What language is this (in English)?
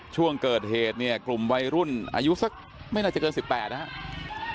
Thai